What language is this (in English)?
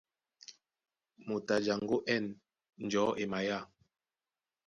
Duala